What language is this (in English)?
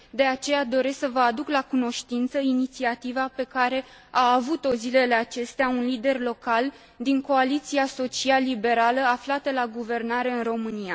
Romanian